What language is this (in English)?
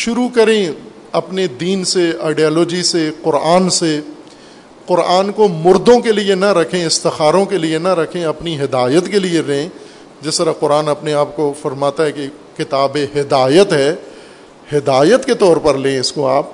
Urdu